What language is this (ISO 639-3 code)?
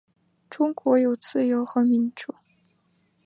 zho